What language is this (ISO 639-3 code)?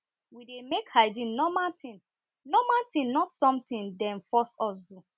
pcm